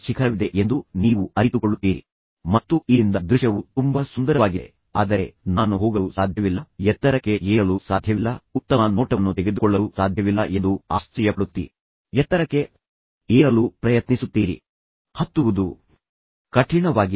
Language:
Kannada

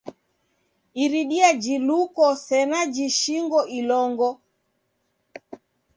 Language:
Taita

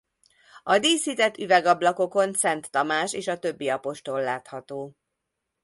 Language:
Hungarian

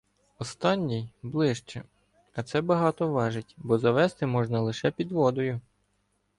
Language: Ukrainian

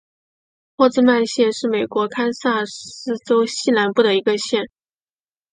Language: Chinese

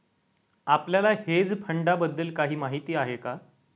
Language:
Marathi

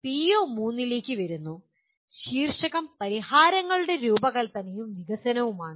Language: Malayalam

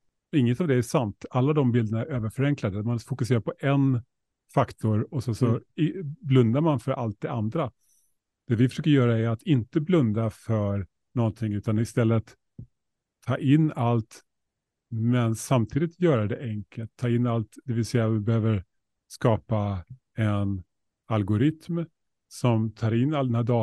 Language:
Swedish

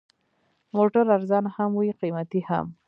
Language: Pashto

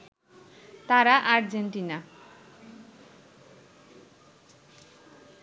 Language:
Bangla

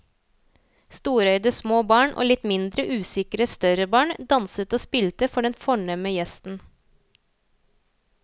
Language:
Norwegian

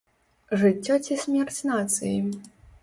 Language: Belarusian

